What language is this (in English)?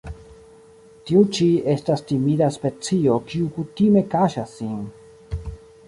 Esperanto